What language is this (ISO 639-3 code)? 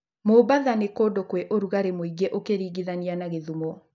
kik